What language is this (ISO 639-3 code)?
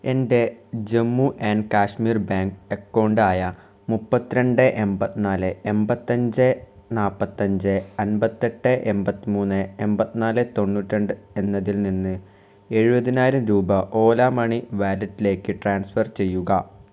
mal